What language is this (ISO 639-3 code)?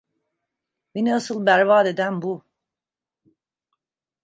tur